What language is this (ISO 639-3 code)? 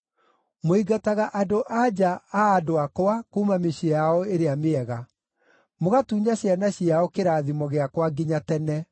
kik